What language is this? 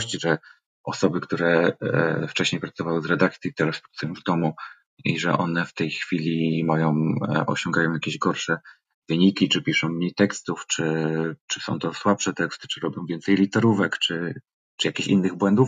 Polish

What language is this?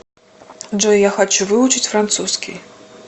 Russian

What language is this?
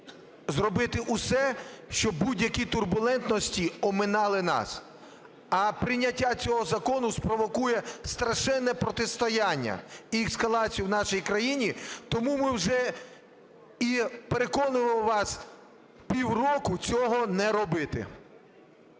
Ukrainian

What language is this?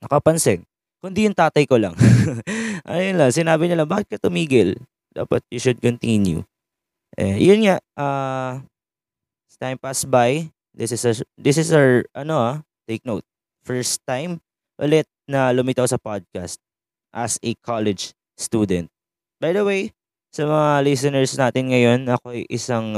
Filipino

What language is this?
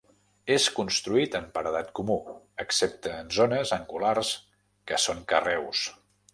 Catalan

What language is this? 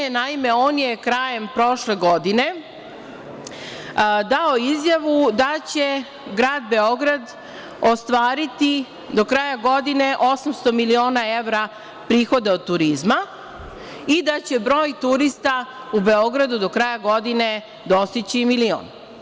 Serbian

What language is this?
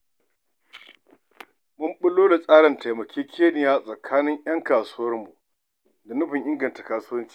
Hausa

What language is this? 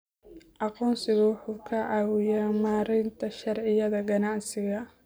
Somali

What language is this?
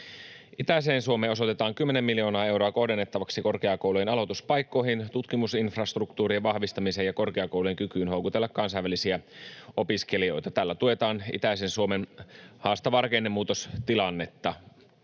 Finnish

